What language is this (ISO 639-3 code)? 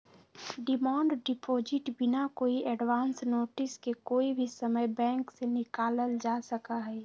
mag